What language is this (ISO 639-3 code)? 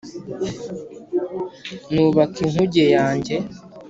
kin